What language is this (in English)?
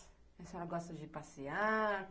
Portuguese